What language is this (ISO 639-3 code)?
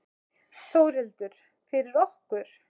isl